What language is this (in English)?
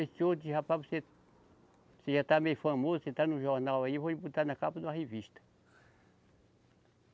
Portuguese